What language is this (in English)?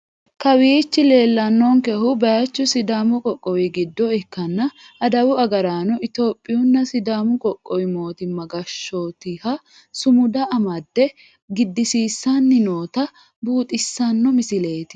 Sidamo